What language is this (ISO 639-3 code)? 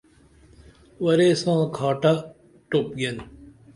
dml